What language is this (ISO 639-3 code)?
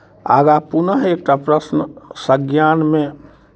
mai